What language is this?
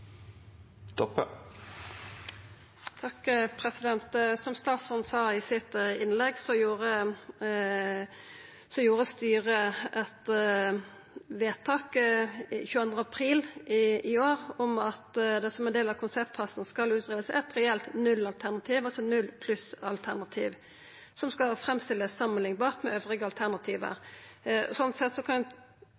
Norwegian Nynorsk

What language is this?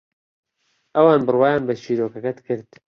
Central Kurdish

